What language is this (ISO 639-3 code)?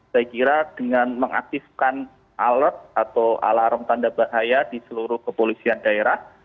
ind